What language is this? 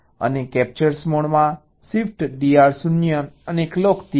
Gujarati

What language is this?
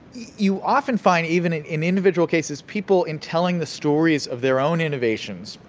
English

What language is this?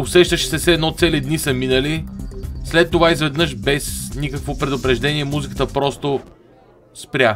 Bulgarian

